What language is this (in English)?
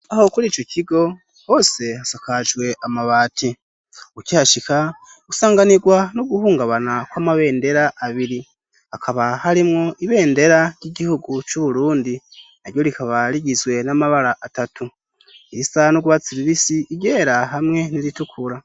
Rundi